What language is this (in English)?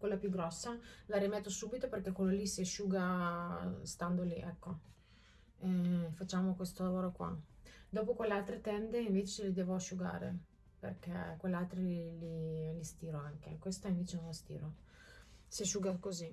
Italian